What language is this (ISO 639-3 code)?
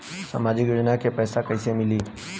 bho